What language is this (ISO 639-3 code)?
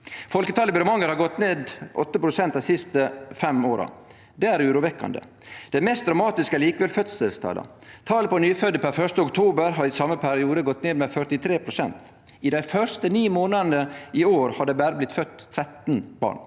nor